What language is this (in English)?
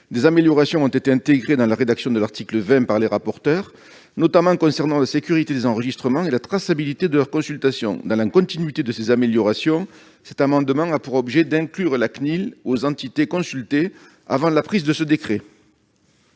French